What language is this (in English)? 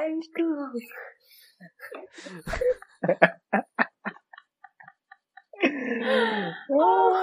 Vietnamese